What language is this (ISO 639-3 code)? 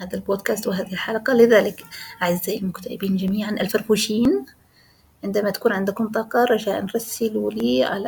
ara